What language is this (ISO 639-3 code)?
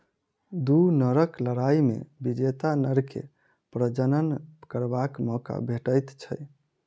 mai